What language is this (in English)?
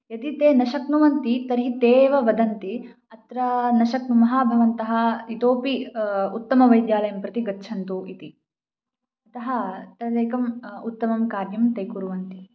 Sanskrit